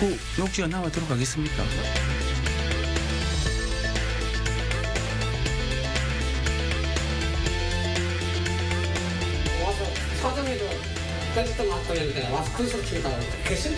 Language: Korean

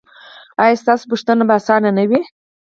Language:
Pashto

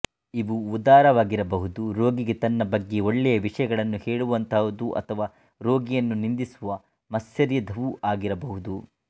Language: Kannada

